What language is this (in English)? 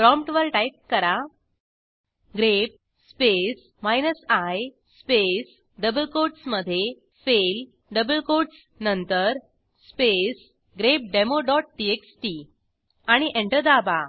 Marathi